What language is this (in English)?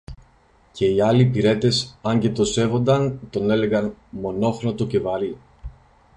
Greek